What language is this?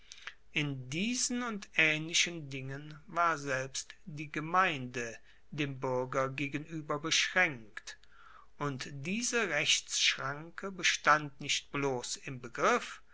German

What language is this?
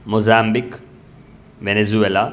Sanskrit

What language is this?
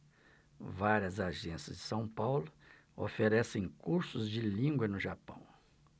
Portuguese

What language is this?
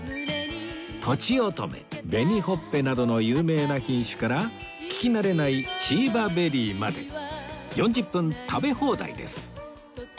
Japanese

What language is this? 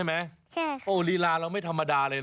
Thai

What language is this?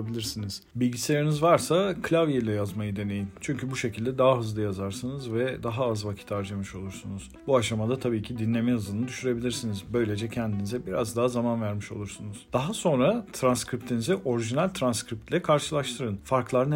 Turkish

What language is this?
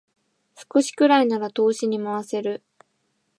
Japanese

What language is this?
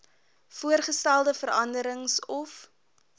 Afrikaans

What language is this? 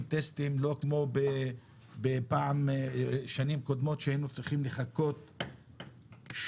Hebrew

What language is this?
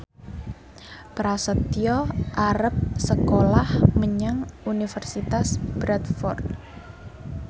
Javanese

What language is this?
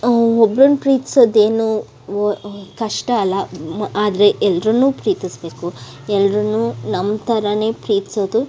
Kannada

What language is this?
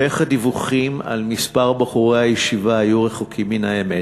Hebrew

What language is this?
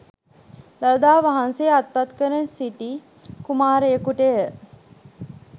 Sinhala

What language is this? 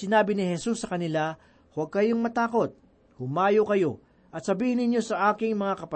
Filipino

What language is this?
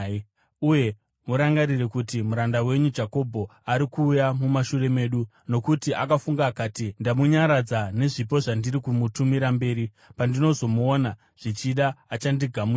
Shona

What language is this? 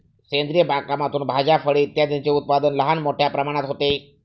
Marathi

